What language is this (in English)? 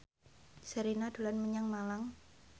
Javanese